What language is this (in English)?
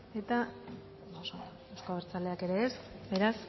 Basque